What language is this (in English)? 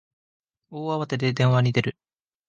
Japanese